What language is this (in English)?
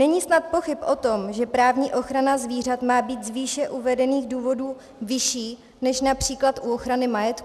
Czech